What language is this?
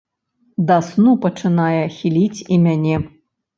Belarusian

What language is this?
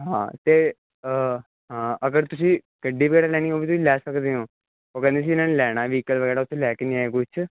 Punjabi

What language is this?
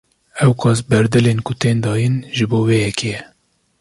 Kurdish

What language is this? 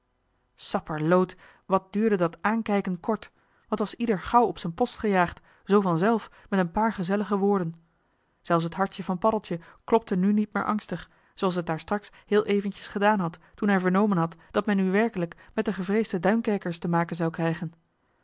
Dutch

